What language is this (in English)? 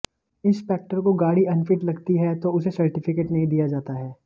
Hindi